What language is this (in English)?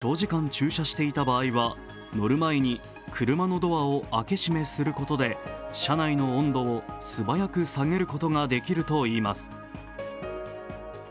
Japanese